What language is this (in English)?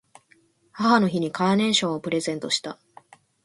Japanese